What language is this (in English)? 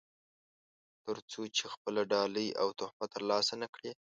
Pashto